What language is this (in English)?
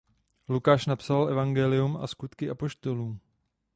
Czech